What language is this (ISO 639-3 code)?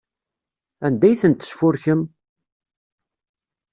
kab